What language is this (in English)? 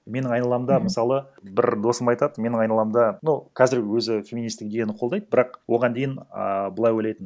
Kazakh